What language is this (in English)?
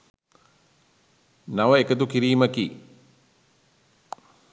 Sinhala